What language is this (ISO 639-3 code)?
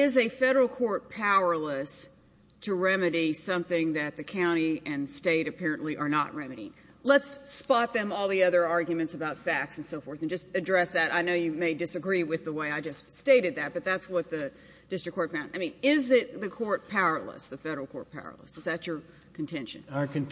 eng